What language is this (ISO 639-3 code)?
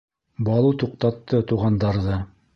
bak